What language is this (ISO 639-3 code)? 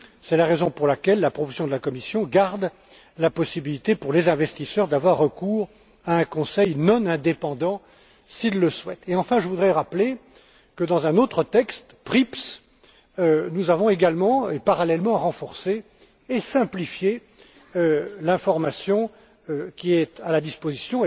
fra